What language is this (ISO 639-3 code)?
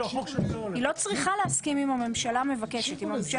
heb